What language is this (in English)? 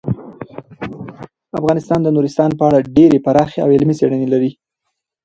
Pashto